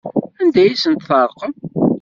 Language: Kabyle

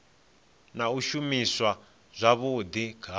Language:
Venda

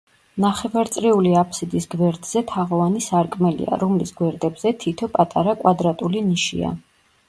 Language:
Georgian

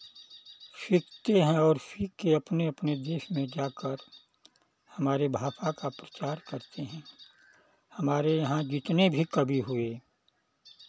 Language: Hindi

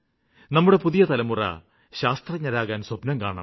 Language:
Malayalam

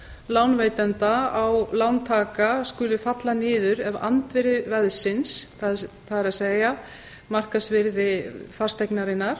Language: Icelandic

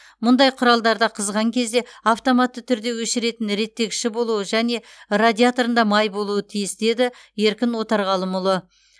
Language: Kazakh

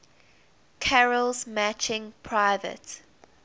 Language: English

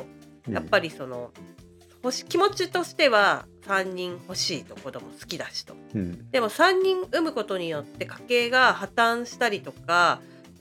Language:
Japanese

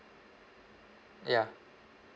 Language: English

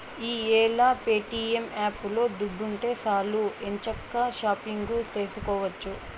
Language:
Telugu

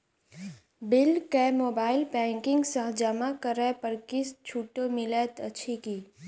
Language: Maithili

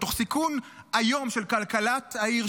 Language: Hebrew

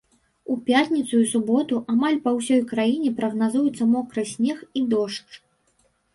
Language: Belarusian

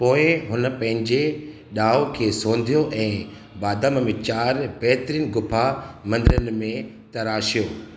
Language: Sindhi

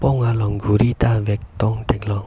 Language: Karbi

